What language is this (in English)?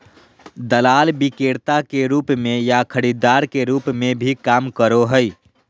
Magahi